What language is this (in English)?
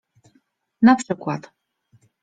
Polish